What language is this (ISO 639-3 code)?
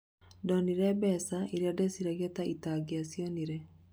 kik